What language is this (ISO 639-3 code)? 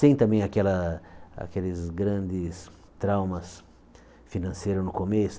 por